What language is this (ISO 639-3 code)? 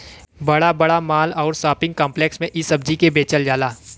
bho